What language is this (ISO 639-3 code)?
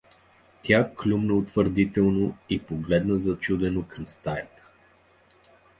bul